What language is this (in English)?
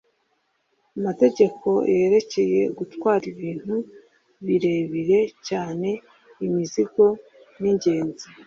Kinyarwanda